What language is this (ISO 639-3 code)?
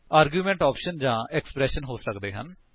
pan